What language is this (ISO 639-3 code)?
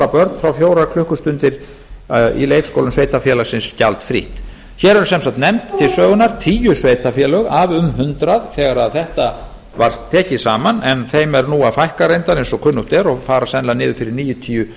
isl